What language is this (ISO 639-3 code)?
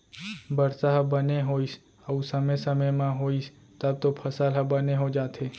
hne